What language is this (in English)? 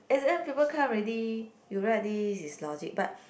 English